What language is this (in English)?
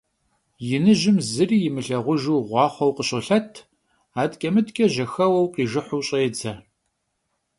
Kabardian